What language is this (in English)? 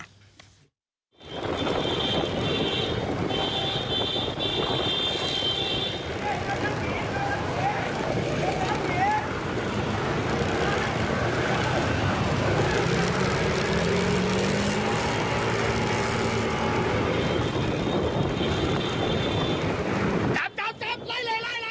Thai